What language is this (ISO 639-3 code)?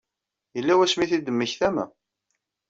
kab